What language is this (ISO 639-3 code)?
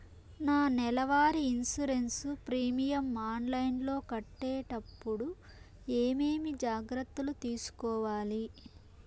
tel